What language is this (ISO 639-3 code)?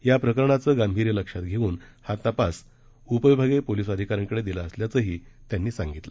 mar